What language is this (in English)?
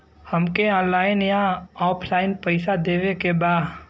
Bhojpuri